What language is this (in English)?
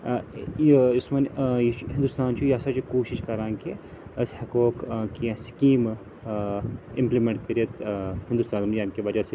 Kashmiri